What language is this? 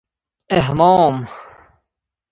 Persian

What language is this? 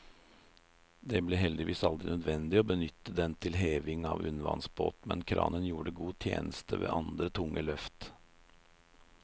Norwegian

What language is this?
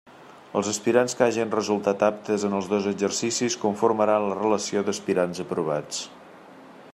Catalan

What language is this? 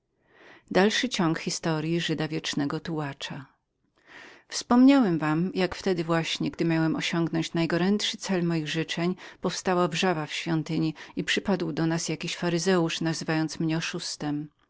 Polish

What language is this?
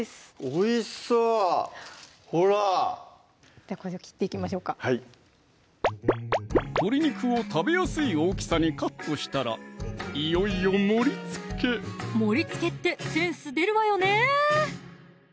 Japanese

